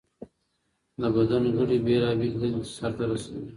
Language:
Pashto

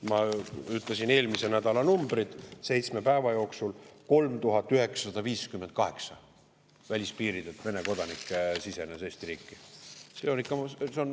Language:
Estonian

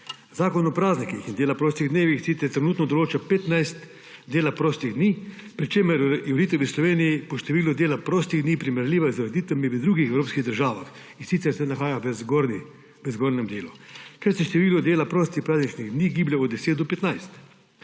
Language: Slovenian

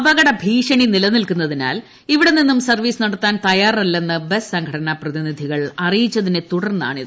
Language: Malayalam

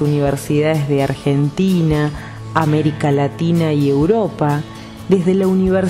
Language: Spanish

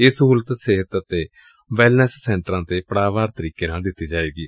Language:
Punjabi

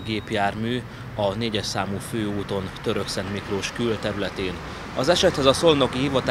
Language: Hungarian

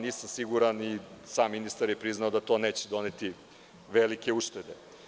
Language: Serbian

